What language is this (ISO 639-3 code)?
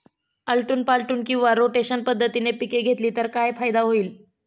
mar